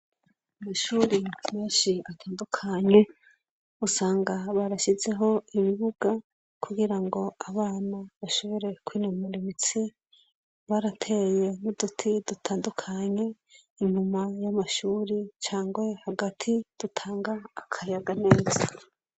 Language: Rundi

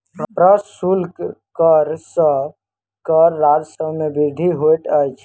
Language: Maithili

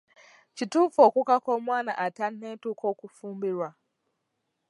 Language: Ganda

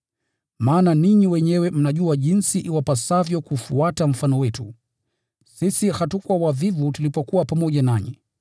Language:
Swahili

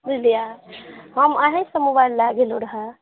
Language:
Maithili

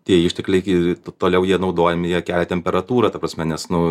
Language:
Lithuanian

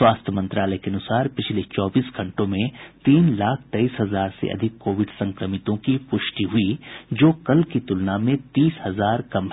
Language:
Hindi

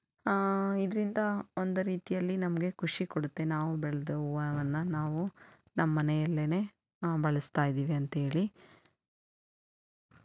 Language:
Kannada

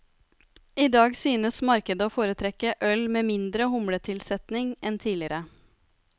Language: Norwegian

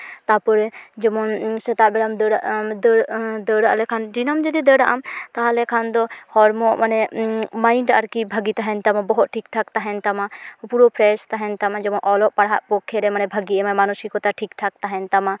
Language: Santali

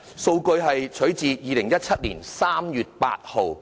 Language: Cantonese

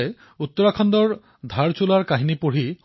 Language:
Assamese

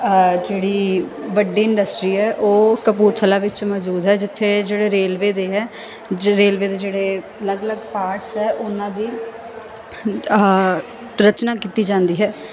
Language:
Punjabi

